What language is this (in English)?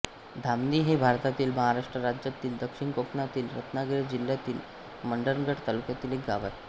Marathi